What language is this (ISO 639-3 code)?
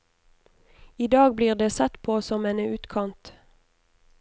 nor